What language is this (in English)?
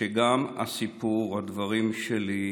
Hebrew